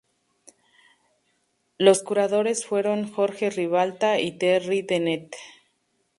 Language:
Spanish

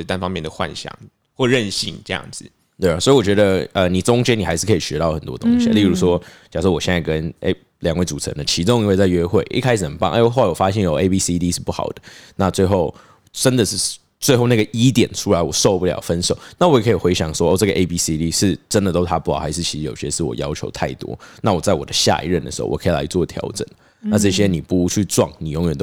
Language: Chinese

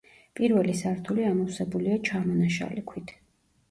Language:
Georgian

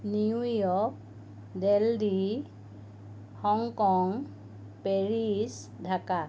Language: Assamese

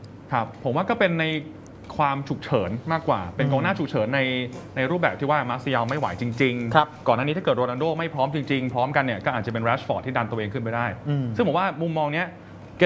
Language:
Thai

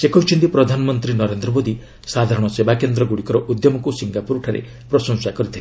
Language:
Odia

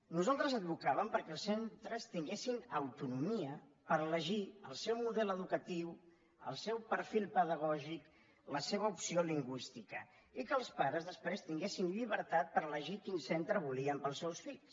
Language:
Catalan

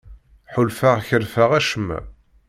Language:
Kabyle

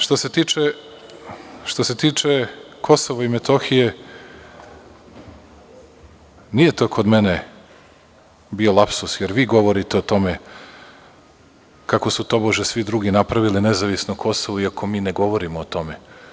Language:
Serbian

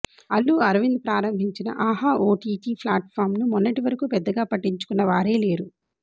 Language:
Telugu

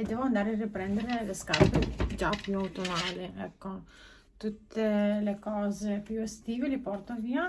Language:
Italian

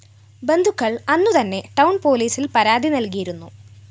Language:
Malayalam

